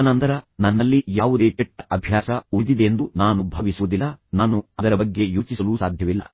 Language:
Kannada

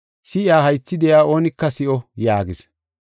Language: Gofa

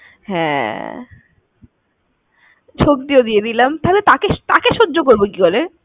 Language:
Bangla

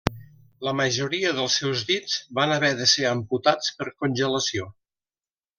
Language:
Catalan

